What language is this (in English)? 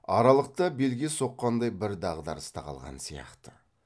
Kazakh